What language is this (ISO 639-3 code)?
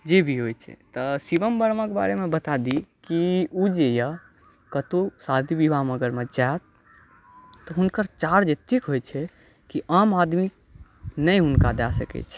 mai